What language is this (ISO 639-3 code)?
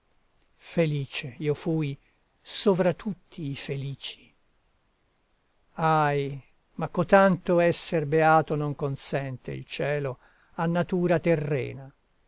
ita